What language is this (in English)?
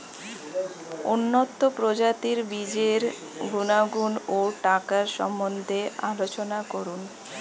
Bangla